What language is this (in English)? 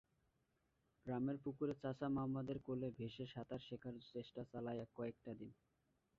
Bangla